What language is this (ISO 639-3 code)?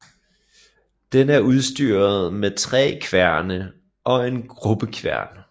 dan